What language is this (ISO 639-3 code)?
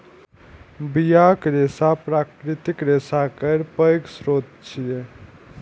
mai